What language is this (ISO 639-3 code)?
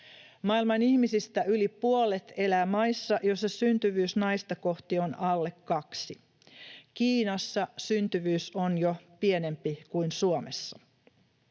fin